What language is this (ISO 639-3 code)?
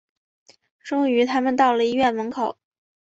zho